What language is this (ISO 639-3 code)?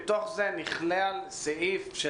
heb